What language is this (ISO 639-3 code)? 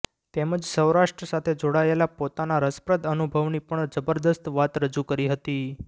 guj